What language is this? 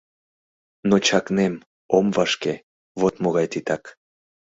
Mari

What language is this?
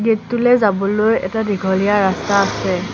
Assamese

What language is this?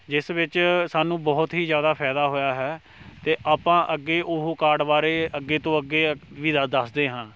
Punjabi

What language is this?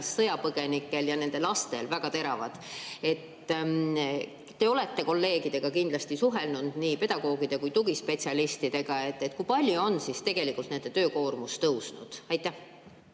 Estonian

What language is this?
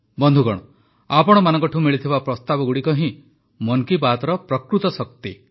Odia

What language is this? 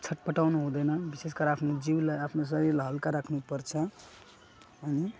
Nepali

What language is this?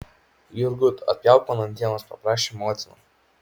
Lithuanian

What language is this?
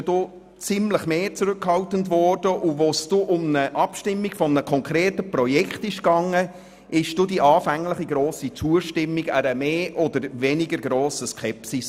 Swiss German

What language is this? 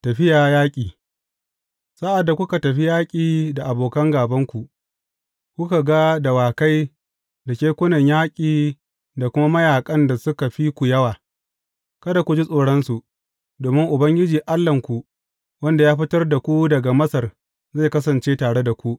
Hausa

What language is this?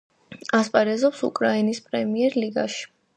Georgian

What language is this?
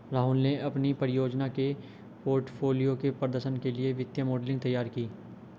Hindi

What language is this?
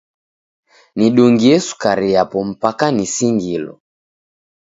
Taita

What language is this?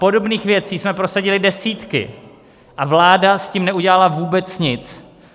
Czech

